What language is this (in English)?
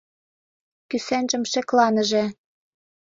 Mari